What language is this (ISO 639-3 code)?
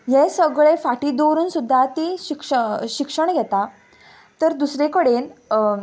kok